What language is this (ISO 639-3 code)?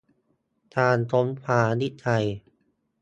tha